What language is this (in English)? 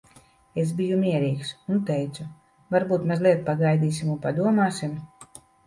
Latvian